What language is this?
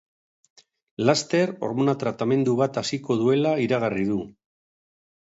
Basque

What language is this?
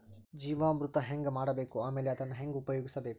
Kannada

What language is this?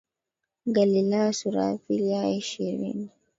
Swahili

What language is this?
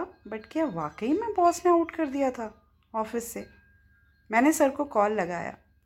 Hindi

